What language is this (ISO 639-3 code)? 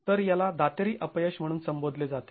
mar